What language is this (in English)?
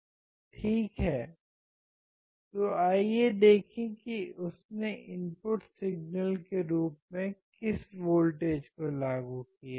Hindi